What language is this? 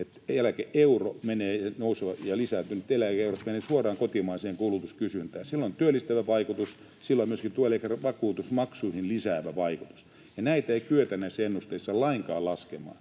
Finnish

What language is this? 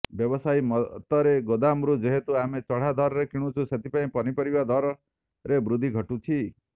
Odia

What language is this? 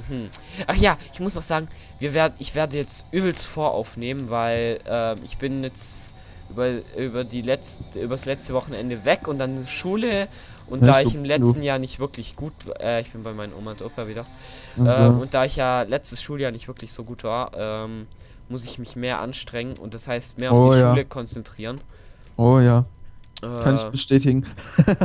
German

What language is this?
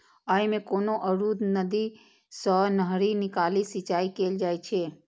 Maithili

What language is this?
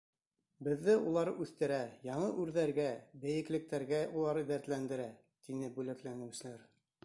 Bashkir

